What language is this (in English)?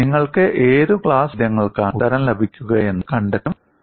Malayalam